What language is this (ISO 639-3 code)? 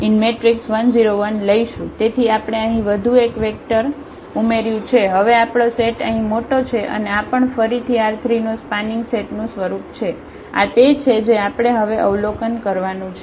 guj